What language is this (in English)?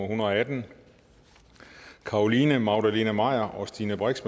Danish